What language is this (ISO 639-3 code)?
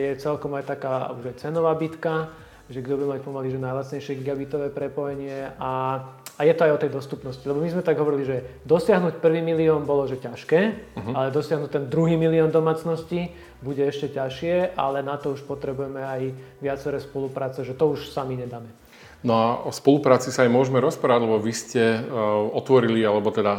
slk